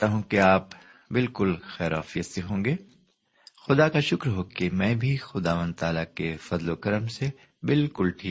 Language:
Urdu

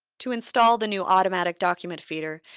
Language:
English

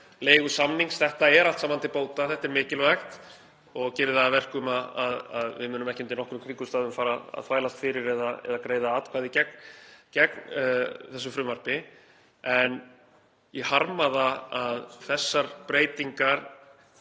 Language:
Icelandic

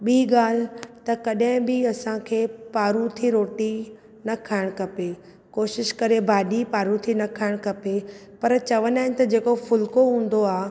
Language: Sindhi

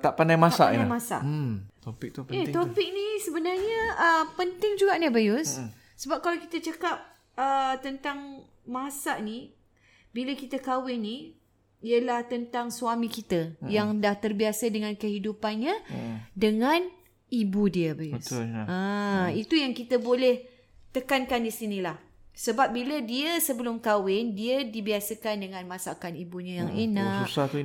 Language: Malay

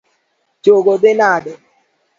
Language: Luo (Kenya and Tanzania)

